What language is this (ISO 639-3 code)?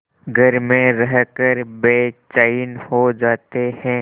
hin